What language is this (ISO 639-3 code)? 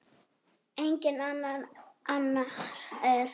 isl